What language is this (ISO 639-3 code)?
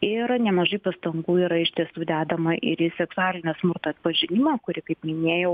lit